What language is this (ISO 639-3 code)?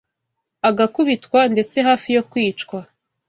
kin